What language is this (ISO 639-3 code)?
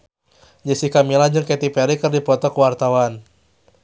sun